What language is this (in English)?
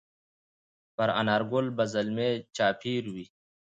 Pashto